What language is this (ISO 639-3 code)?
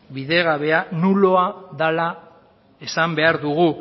eus